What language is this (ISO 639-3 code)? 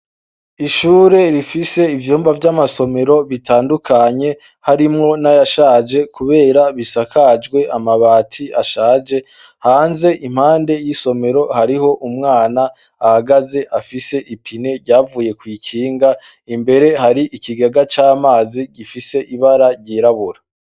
run